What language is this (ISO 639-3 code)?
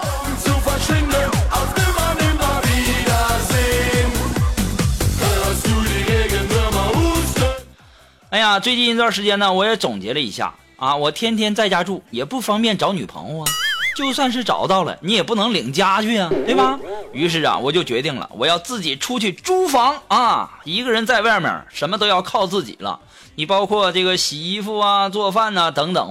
zho